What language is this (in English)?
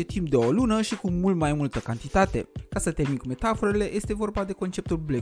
Romanian